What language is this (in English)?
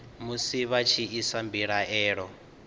Venda